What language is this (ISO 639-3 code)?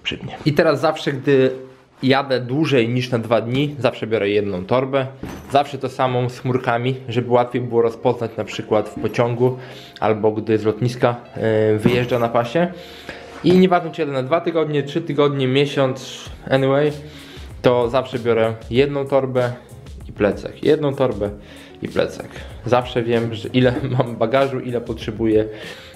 pol